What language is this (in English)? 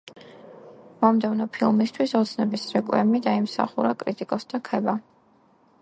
Georgian